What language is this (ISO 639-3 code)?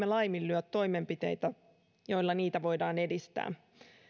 fin